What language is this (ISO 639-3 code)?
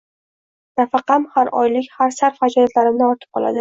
uzb